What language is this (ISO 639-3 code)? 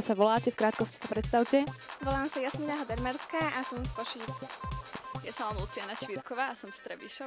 slk